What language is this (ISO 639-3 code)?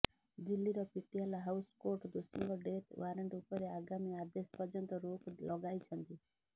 ori